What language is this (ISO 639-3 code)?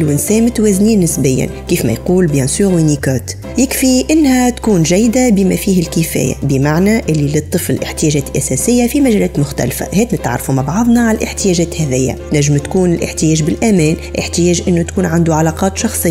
ara